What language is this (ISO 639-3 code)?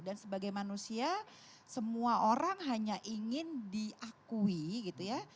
ind